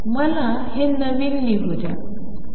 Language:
Marathi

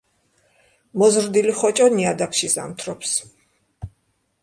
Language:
Georgian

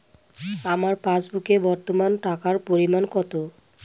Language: Bangla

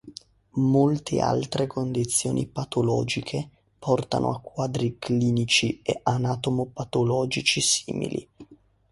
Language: Italian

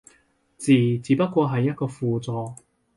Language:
Cantonese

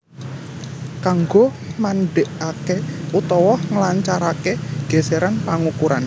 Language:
Javanese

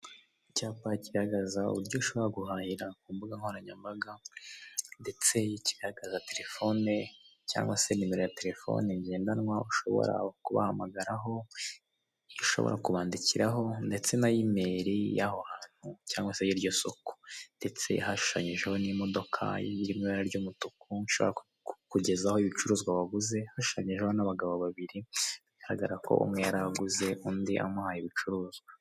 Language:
Kinyarwanda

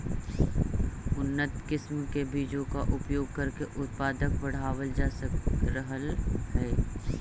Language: Magahi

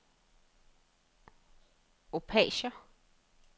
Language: Danish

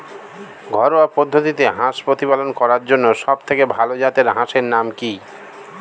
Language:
Bangla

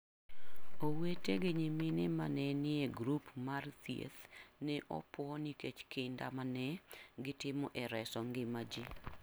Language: Luo (Kenya and Tanzania)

